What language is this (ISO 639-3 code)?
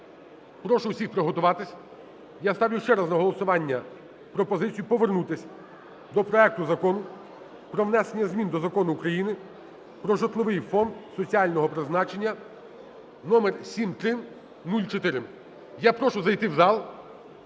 ukr